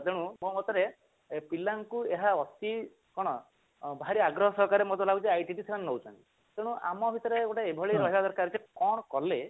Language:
Odia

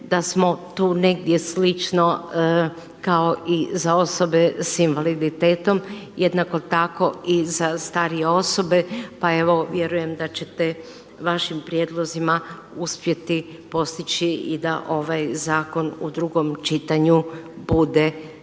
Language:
Croatian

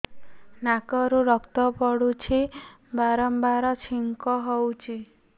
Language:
Odia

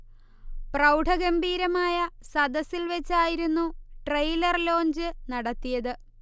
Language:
Malayalam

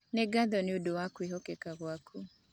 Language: Kikuyu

